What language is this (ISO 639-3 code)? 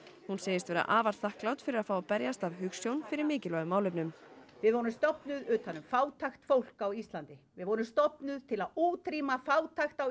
isl